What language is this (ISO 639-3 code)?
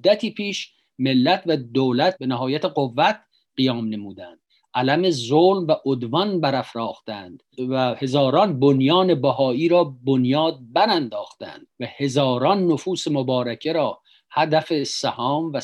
fas